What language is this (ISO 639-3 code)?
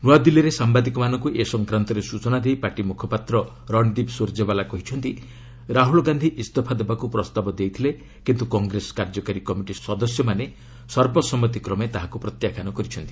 ori